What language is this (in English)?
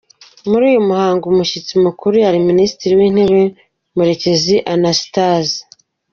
Kinyarwanda